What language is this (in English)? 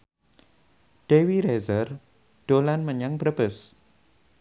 Javanese